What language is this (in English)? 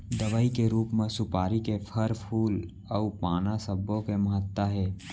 Chhattisgarhi